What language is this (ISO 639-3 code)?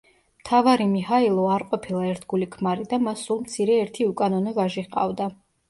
kat